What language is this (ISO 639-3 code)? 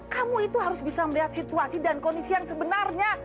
ind